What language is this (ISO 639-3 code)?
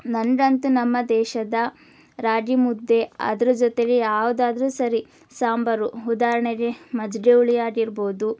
kan